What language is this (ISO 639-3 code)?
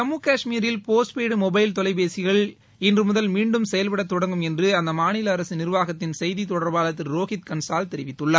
tam